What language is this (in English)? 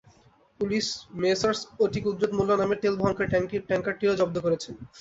Bangla